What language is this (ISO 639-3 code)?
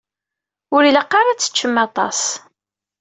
kab